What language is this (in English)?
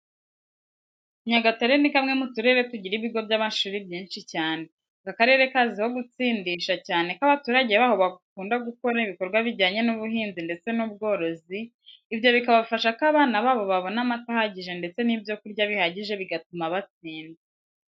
Kinyarwanda